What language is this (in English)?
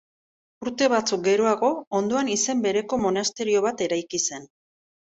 Basque